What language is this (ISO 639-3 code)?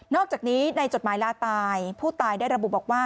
tha